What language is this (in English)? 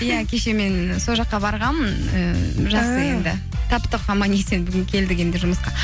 Kazakh